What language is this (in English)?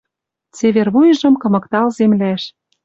Western Mari